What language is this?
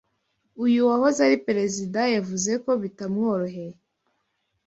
Kinyarwanda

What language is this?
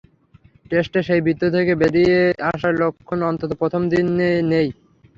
Bangla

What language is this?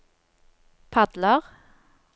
Norwegian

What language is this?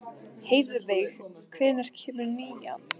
Icelandic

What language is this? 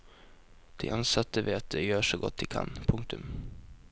Norwegian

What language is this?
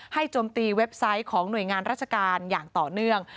Thai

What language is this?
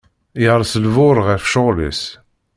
Kabyle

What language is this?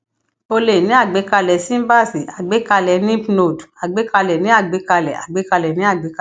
Yoruba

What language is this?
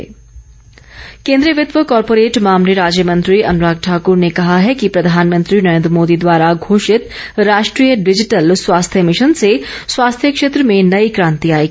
Hindi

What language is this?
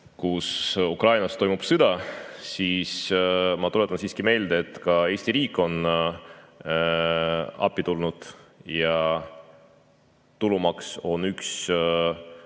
Estonian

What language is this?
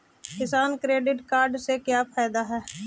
Magahi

